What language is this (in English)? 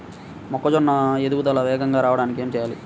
Telugu